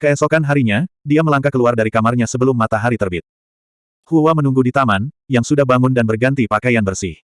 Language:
Indonesian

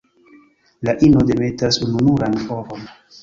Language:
Esperanto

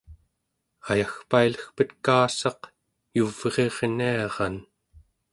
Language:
Central Yupik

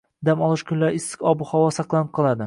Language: Uzbek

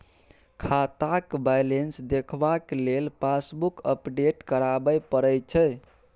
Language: Maithili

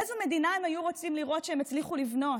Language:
Hebrew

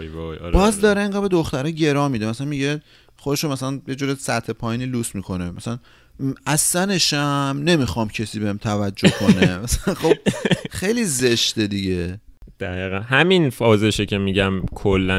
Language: Persian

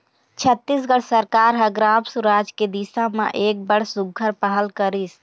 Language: Chhattisgarhi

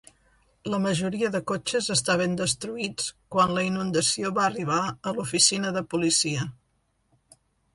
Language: Catalan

